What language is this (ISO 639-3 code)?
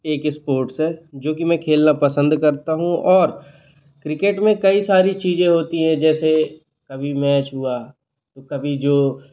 hin